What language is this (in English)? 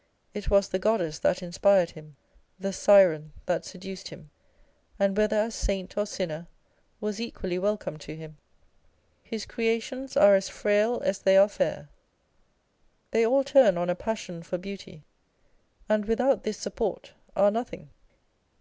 English